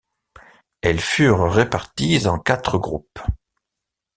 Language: French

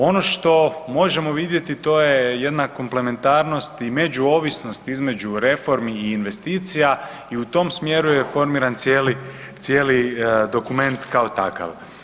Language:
Croatian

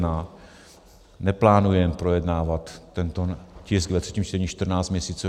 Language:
Czech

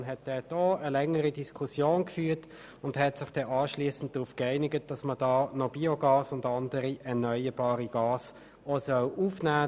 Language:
Swiss German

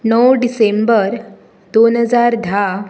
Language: Konkani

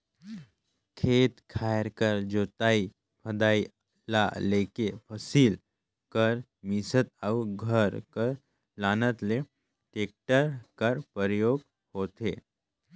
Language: Chhattisgarhi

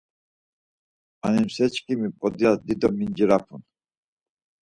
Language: Laz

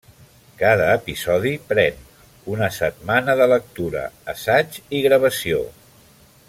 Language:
Catalan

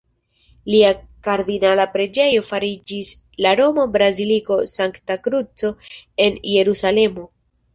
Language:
Esperanto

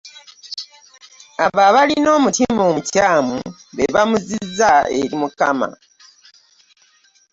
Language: Ganda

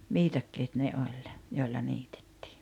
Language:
Finnish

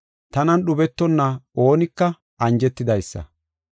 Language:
Gofa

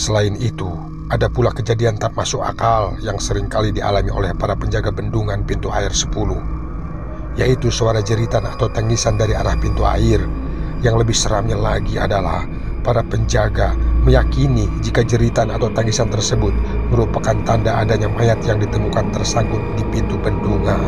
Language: Indonesian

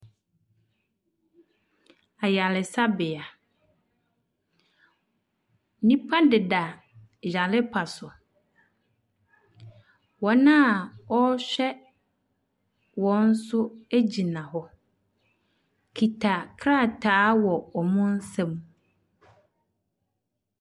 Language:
Akan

